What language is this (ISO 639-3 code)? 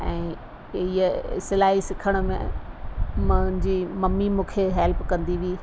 snd